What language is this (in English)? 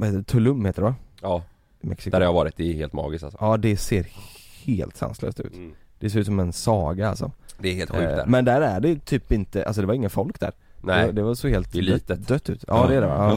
Swedish